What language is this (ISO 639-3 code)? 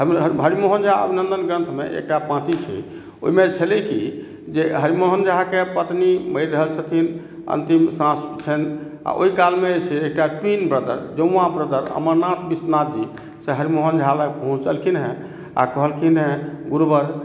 mai